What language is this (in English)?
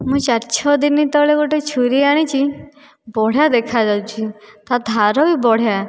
Odia